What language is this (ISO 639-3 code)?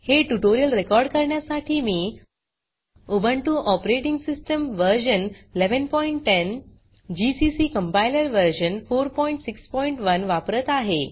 mar